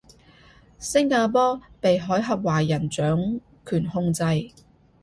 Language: Cantonese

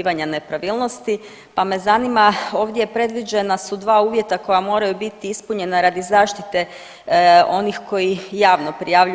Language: Croatian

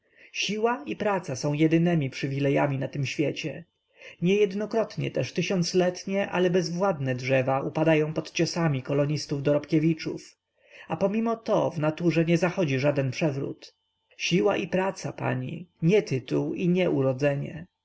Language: Polish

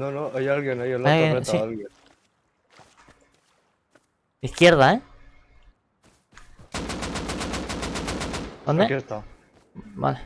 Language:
Spanish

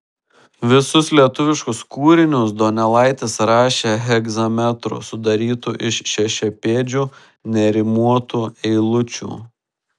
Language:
Lithuanian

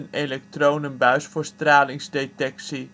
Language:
Dutch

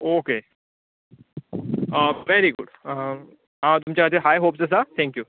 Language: Konkani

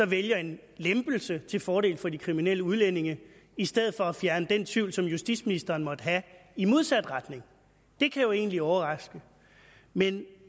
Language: Danish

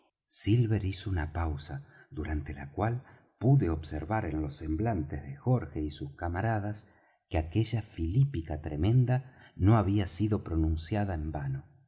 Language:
Spanish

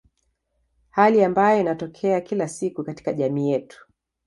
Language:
Swahili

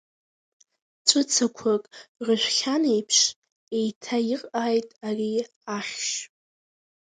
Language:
Abkhazian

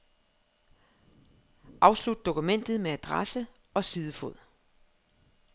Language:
Danish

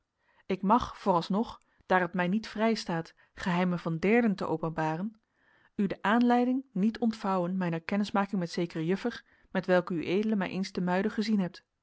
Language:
Dutch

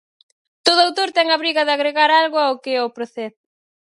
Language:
Galician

